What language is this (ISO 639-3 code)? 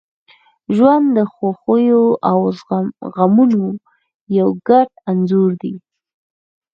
pus